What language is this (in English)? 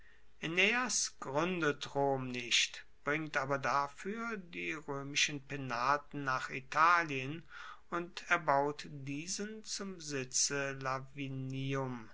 German